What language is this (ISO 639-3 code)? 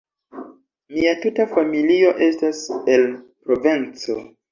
epo